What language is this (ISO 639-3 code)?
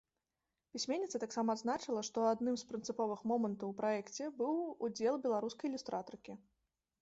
bel